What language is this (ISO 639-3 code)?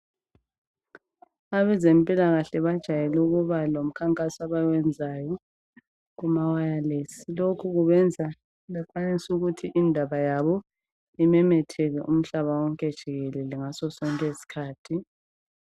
nde